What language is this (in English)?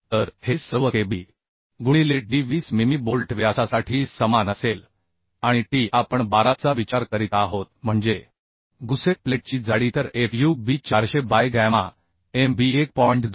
Marathi